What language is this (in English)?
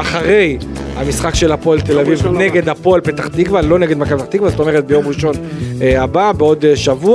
Hebrew